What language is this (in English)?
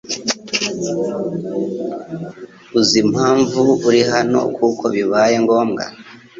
Kinyarwanda